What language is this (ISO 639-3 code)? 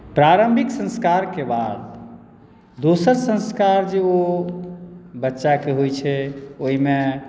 mai